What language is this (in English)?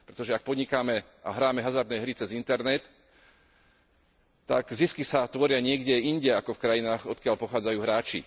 Slovak